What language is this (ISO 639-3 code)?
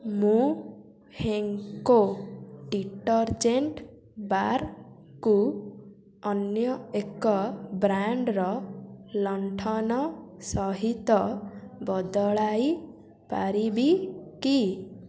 ori